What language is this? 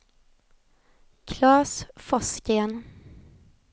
Swedish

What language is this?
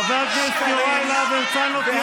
Hebrew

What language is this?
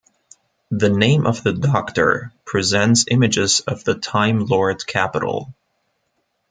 English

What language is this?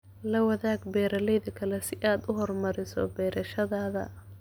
Somali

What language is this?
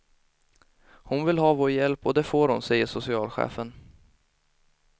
Swedish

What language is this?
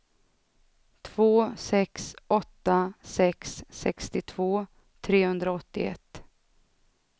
Swedish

